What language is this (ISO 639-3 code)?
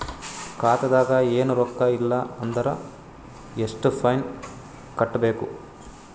kan